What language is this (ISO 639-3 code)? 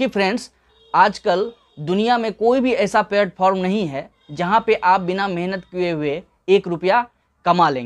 hin